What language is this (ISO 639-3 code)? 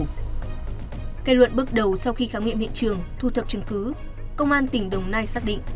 vie